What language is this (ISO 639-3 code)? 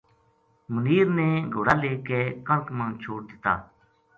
gju